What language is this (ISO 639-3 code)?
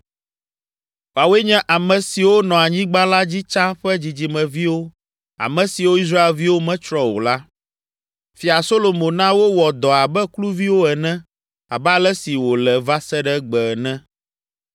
ewe